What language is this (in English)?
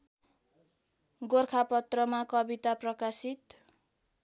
Nepali